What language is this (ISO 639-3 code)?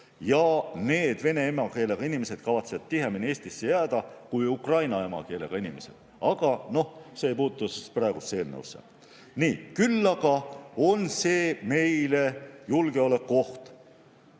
est